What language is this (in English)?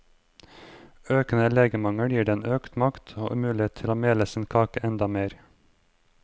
Norwegian